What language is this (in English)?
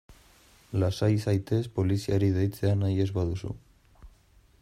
Basque